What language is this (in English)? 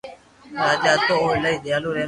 Loarki